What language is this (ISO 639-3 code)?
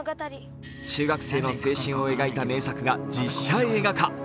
jpn